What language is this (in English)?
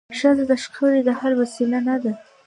Pashto